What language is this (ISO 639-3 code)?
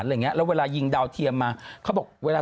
tha